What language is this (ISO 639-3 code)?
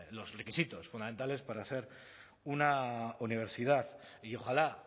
spa